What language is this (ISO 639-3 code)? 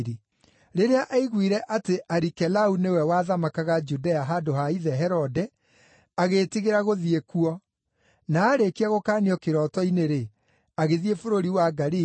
kik